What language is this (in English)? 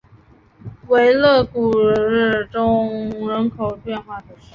Chinese